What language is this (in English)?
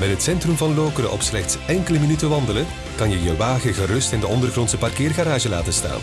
Dutch